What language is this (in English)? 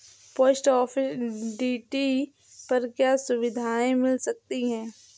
Hindi